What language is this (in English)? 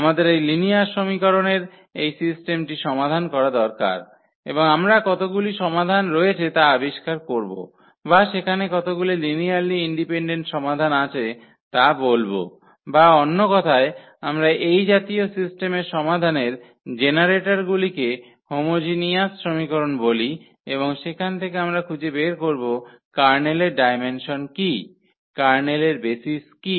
Bangla